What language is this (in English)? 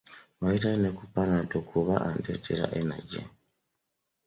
Ganda